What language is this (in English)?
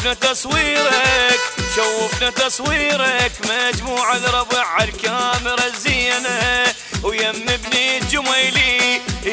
Arabic